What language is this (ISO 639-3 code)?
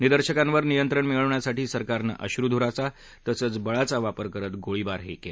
mar